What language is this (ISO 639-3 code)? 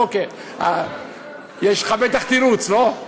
heb